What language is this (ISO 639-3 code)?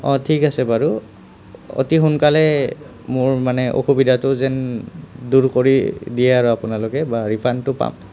asm